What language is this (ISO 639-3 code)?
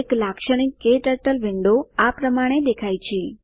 guj